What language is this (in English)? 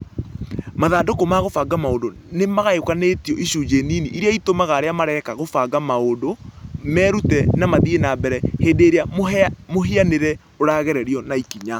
Kikuyu